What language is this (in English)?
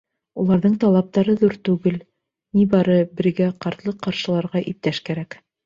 Bashkir